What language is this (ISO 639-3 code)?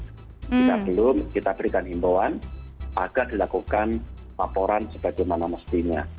ind